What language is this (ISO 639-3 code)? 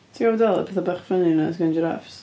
cym